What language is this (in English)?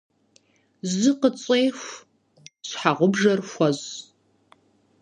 Kabardian